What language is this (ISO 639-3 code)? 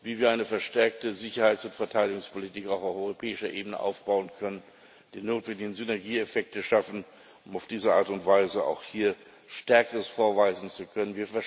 deu